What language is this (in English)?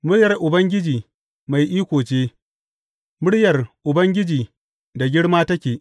Hausa